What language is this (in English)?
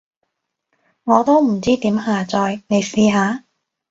Cantonese